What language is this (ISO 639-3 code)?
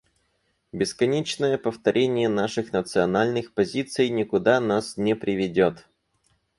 rus